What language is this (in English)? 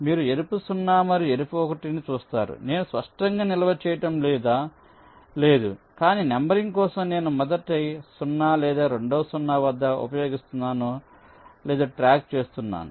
Telugu